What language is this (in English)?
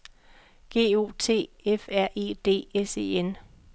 Danish